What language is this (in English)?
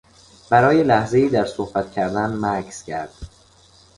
Persian